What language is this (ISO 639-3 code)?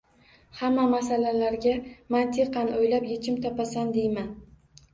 uzb